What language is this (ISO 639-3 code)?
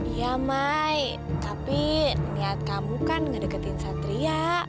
ind